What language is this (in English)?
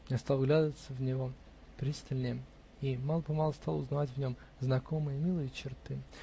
Russian